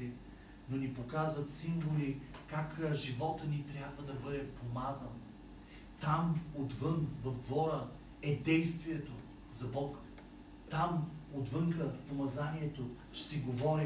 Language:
Bulgarian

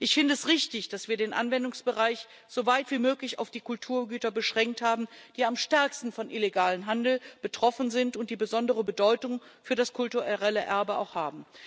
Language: German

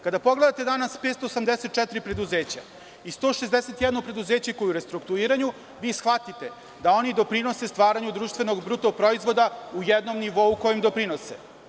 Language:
Serbian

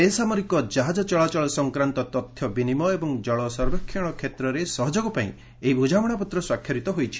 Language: Odia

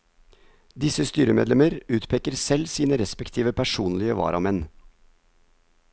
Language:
Norwegian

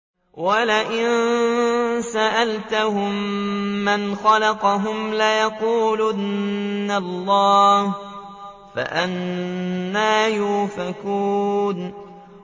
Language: Arabic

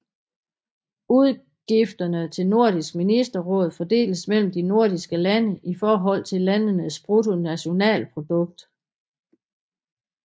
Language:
Danish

